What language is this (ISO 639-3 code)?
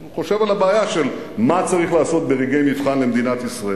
heb